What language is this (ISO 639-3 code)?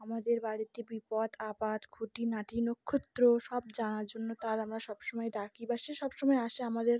ben